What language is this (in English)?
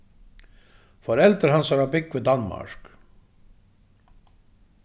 Faroese